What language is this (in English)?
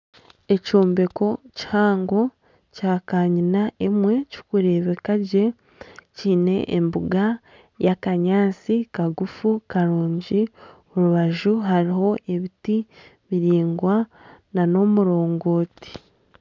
Nyankole